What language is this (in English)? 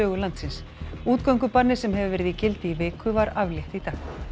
Icelandic